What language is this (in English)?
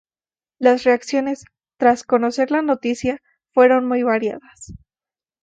Spanish